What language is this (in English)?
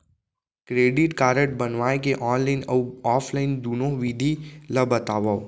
Chhattisgarhi